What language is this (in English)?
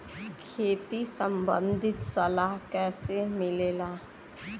Bhojpuri